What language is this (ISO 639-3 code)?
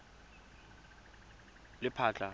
tsn